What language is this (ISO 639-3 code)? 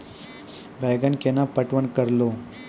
mai